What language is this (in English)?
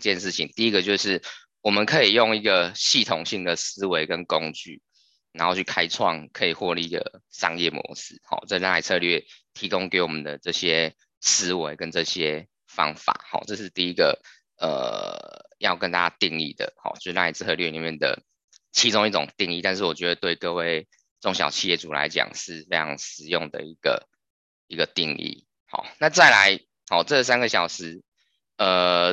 Chinese